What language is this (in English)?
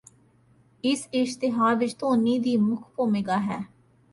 Punjabi